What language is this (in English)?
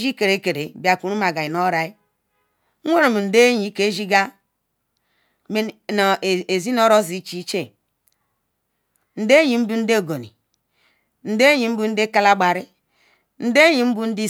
Ikwere